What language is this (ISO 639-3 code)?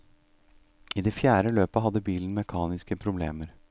nor